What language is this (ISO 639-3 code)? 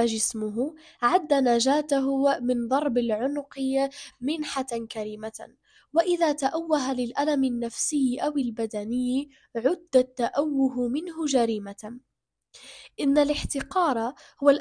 ara